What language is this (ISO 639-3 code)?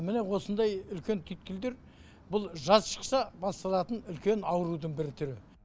kaz